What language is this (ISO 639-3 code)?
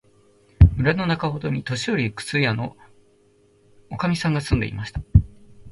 jpn